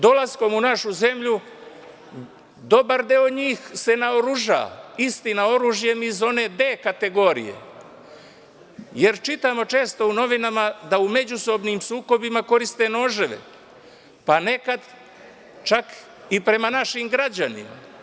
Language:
Serbian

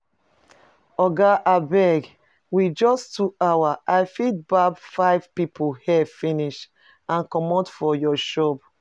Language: Nigerian Pidgin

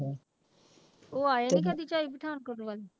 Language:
Punjabi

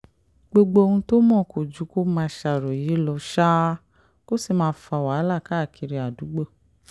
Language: Yoruba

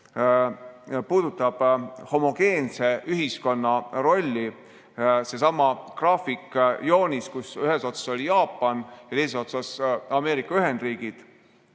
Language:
Estonian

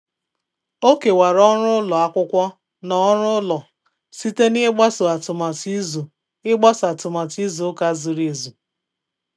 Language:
Igbo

